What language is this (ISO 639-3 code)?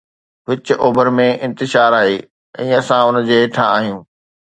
snd